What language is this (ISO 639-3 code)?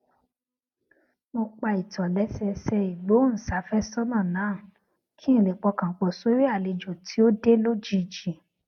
yor